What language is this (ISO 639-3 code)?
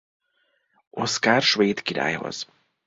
hun